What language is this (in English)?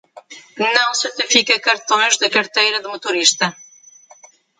Portuguese